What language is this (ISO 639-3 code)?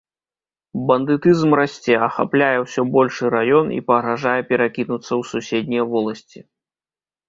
bel